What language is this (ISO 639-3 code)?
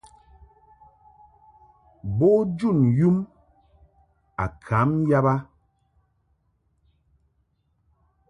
mhk